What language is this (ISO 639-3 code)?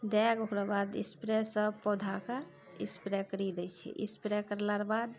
mai